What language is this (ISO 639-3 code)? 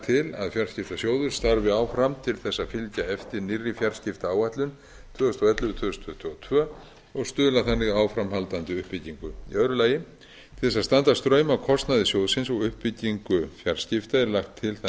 isl